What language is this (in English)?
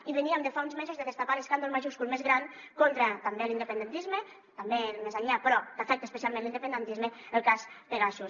Catalan